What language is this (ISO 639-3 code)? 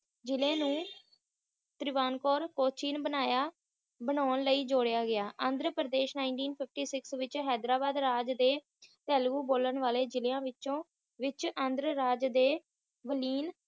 pan